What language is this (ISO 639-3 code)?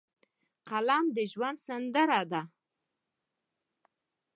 pus